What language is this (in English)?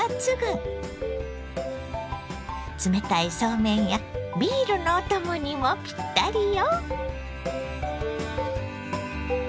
Japanese